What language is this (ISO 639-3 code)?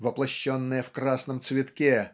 rus